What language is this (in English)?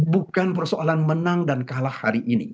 Indonesian